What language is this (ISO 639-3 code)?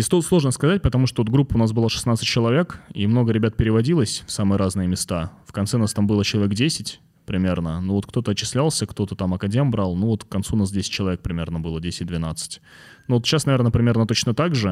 rus